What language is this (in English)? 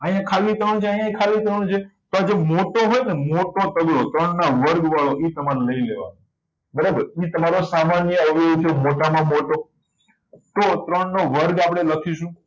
Gujarati